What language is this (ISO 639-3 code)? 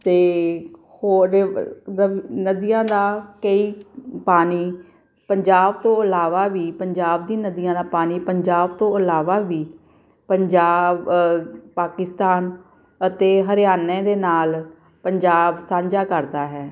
pan